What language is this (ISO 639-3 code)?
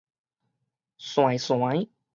nan